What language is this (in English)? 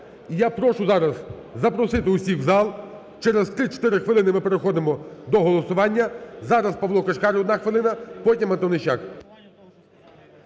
Ukrainian